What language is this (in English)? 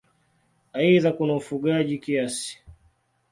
Swahili